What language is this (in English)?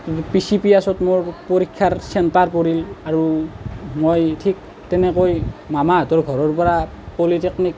Assamese